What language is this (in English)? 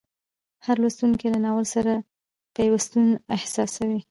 Pashto